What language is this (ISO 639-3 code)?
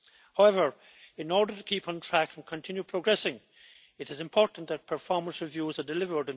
eng